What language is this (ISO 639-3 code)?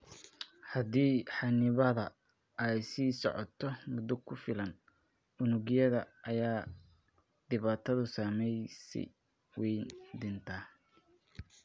som